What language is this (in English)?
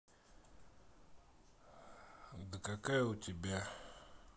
Russian